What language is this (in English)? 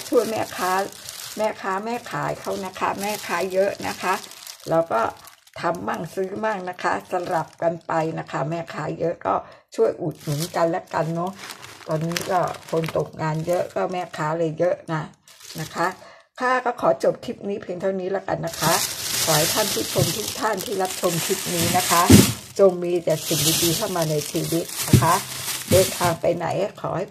Thai